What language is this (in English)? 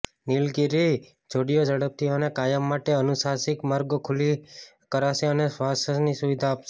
Gujarati